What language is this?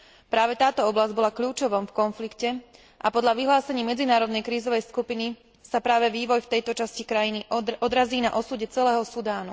Slovak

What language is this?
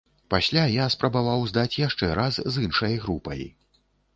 Belarusian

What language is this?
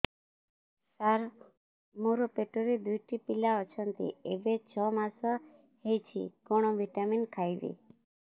Odia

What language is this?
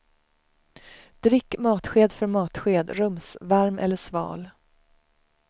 Swedish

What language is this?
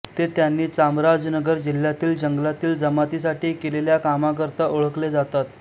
Marathi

